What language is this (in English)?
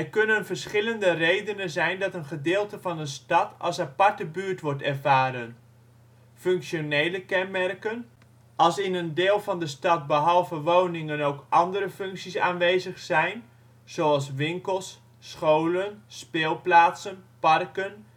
Dutch